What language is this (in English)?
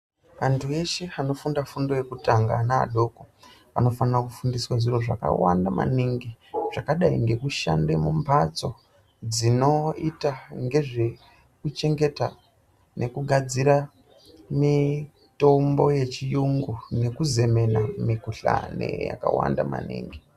Ndau